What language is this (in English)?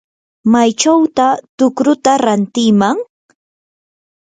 Yanahuanca Pasco Quechua